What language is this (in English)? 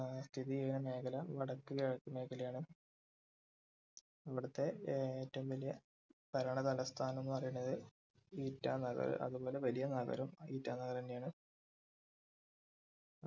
Malayalam